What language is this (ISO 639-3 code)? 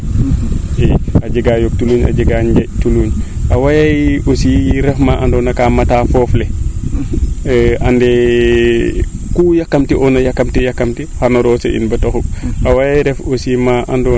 srr